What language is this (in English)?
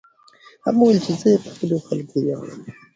Pashto